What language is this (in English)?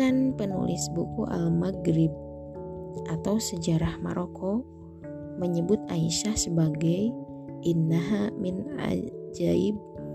Indonesian